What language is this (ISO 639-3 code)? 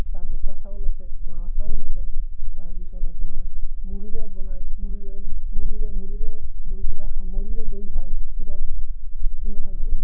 asm